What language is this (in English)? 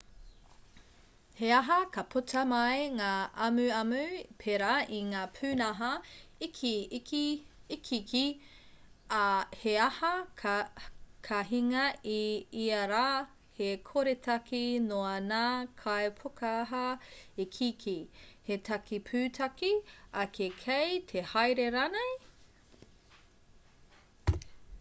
Māori